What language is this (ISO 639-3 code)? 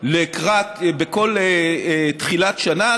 heb